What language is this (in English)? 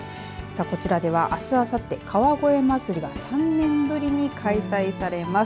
Japanese